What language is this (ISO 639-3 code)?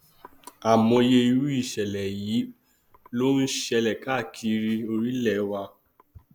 yor